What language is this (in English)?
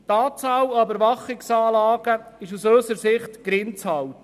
Swiss German